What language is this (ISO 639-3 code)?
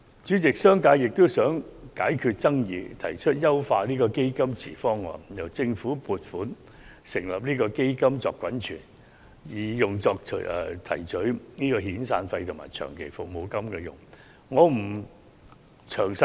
yue